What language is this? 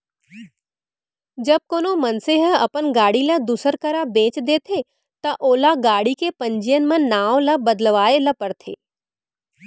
Chhattisgarhi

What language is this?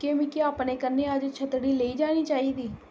Dogri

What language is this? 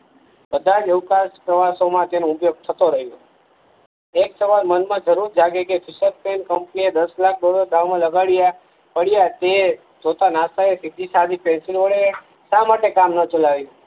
Gujarati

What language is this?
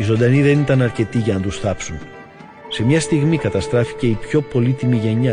Greek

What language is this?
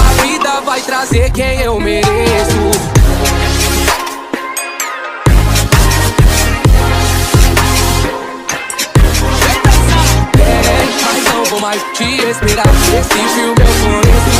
Portuguese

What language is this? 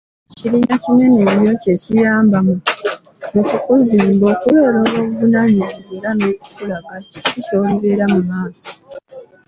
Ganda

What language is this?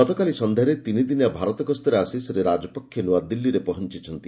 Odia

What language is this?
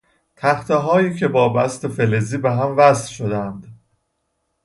Persian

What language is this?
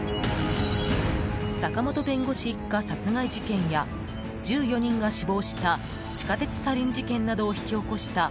Japanese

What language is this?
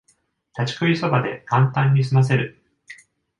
Japanese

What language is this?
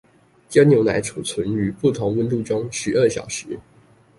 Chinese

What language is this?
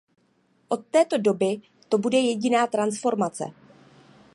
Czech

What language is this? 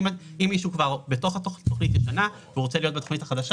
Hebrew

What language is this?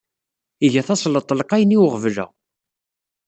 Kabyle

